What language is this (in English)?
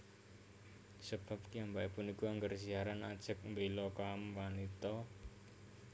Javanese